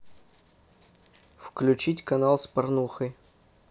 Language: Russian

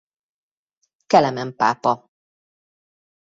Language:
Hungarian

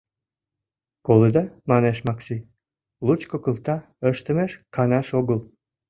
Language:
Mari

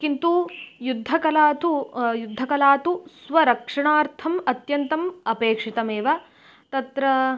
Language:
Sanskrit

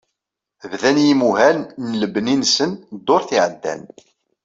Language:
Kabyle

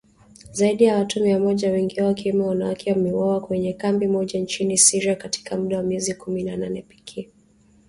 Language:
Swahili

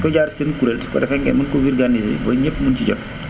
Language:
Wolof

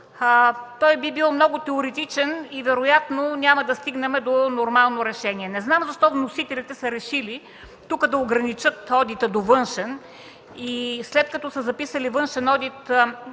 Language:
Bulgarian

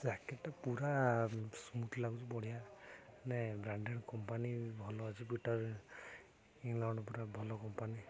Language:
Odia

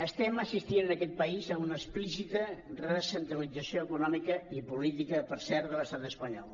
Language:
Catalan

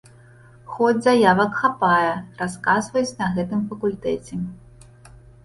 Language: Belarusian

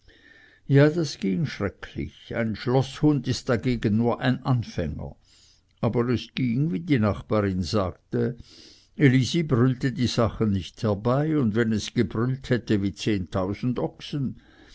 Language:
German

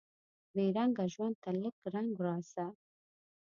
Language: Pashto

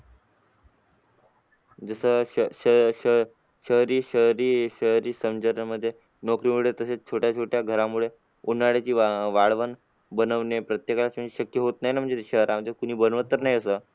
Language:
Marathi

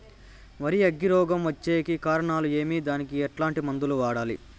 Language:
Telugu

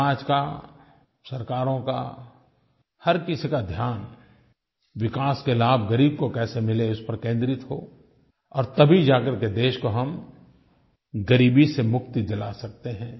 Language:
Hindi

